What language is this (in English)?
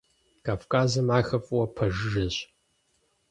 Kabardian